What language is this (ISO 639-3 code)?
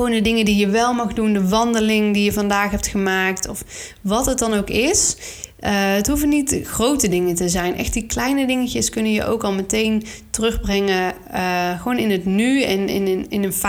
nld